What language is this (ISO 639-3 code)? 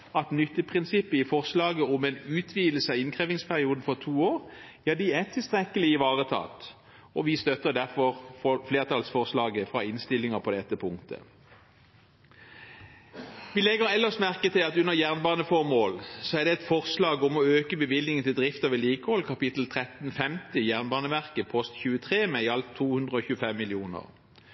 nob